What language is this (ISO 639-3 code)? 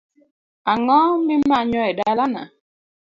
luo